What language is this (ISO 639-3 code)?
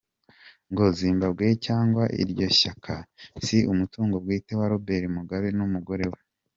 kin